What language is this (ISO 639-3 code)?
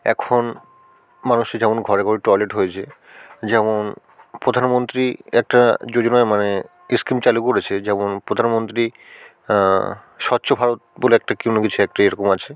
ben